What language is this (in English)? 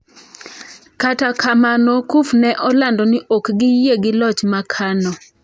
Luo (Kenya and Tanzania)